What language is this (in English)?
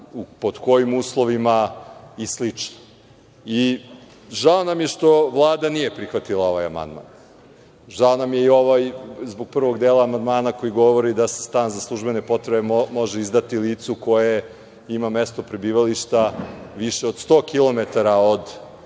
Serbian